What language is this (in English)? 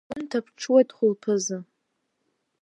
Abkhazian